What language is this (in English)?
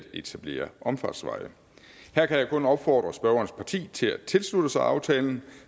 Danish